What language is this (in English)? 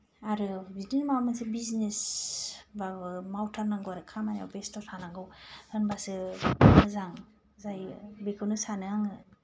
Bodo